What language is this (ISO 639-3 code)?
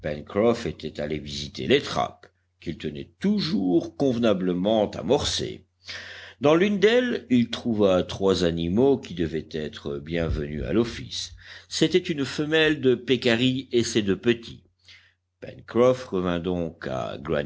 fra